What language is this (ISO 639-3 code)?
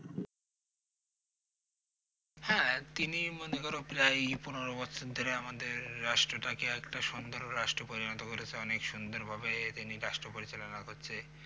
ben